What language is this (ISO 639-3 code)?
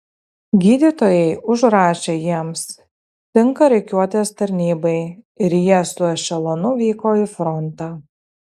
lit